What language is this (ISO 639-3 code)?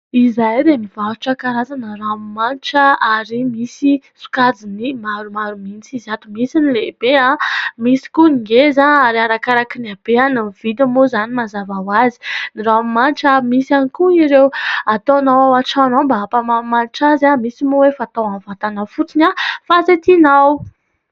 mlg